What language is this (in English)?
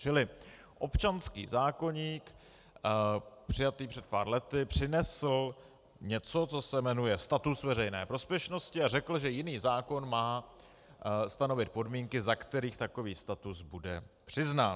Czech